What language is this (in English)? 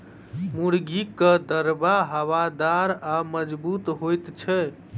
Maithili